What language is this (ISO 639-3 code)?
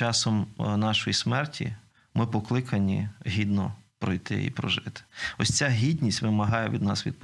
ukr